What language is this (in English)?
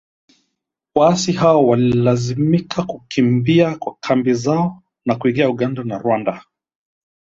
Swahili